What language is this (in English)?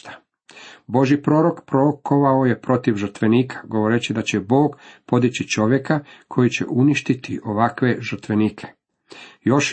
Croatian